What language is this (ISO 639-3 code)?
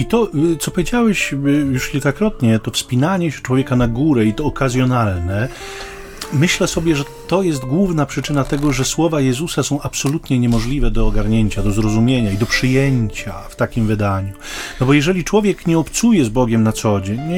pol